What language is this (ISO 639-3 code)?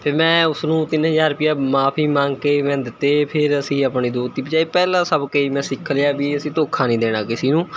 pan